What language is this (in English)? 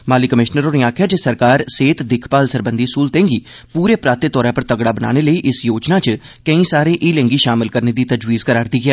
Dogri